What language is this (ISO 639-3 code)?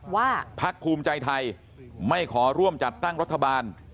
tha